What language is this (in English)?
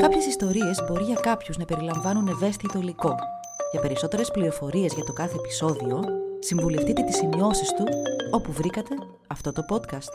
Greek